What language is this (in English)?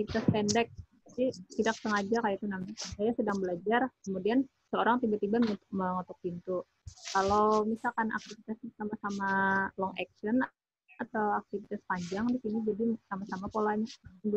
Indonesian